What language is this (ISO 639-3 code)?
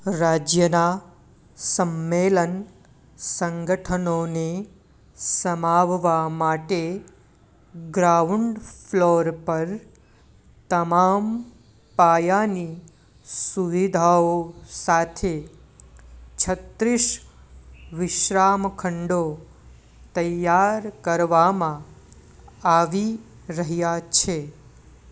guj